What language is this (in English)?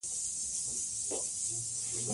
Pashto